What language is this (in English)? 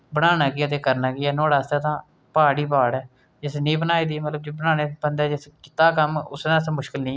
Dogri